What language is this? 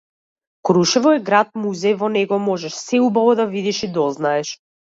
Macedonian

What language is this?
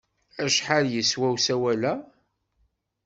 Kabyle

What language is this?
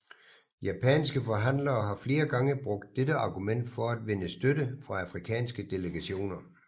Danish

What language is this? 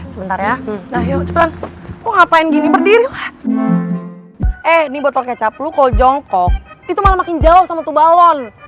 Indonesian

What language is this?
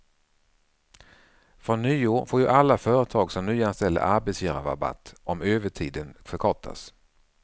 Swedish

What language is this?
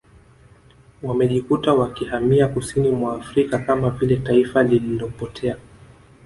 Swahili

